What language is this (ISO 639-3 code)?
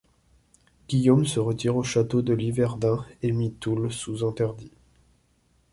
fra